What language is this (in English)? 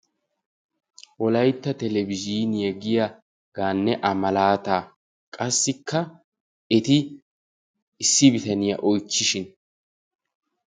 Wolaytta